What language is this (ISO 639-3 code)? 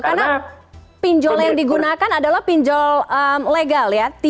ind